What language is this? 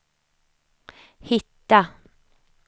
Swedish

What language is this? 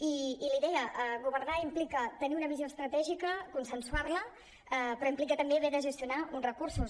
Catalan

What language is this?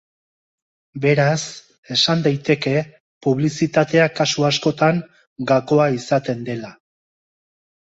Basque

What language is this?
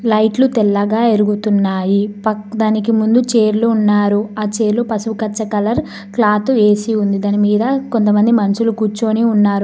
Telugu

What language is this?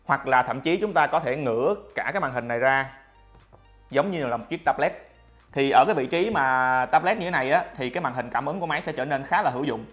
Vietnamese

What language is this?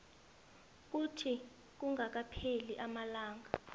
South Ndebele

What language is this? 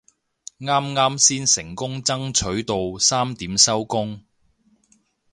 Cantonese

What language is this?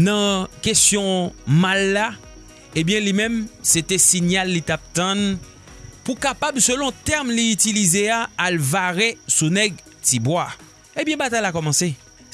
French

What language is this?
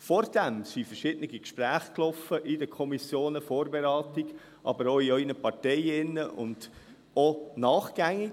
Swiss German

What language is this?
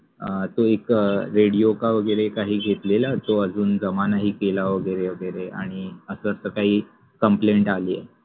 Marathi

